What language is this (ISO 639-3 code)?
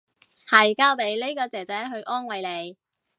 yue